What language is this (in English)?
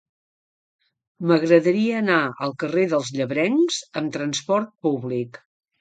Catalan